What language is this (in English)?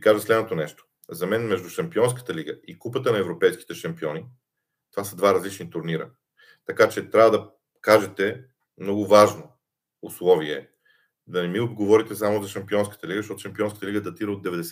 Bulgarian